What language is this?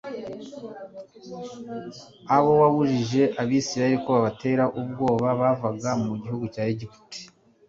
Kinyarwanda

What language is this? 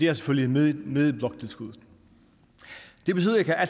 Danish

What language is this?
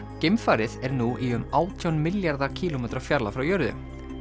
Icelandic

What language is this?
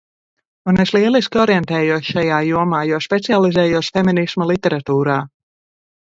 Latvian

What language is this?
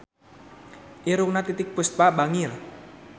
Sundanese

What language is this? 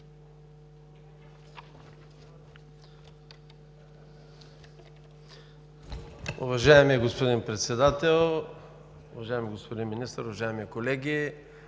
Bulgarian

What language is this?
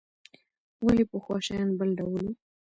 Pashto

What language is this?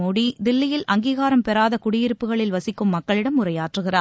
Tamil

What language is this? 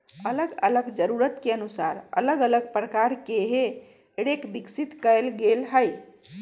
Magahi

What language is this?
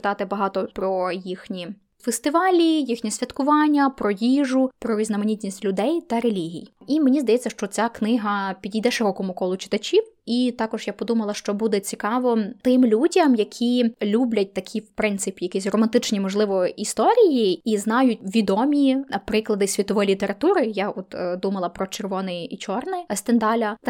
Ukrainian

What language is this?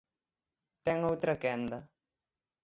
Galician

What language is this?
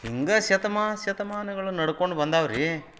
Kannada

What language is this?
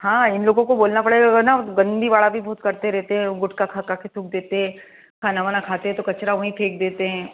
Hindi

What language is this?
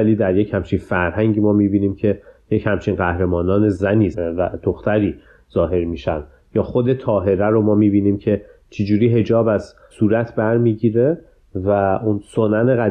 Persian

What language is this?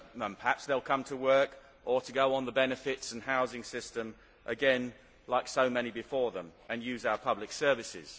English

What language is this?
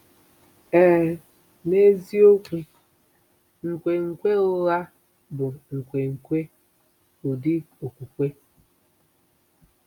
Igbo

